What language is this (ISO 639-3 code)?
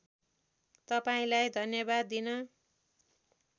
nep